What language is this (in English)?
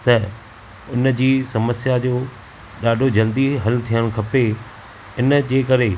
Sindhi